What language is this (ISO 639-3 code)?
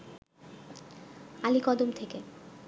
ben